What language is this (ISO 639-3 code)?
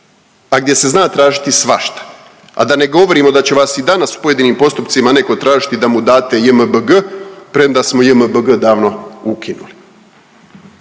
hrv